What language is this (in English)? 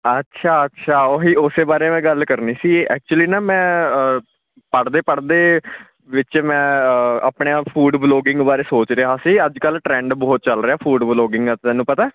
Punjabi